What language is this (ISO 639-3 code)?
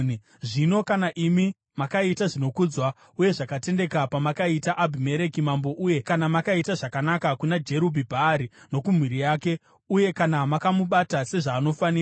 sna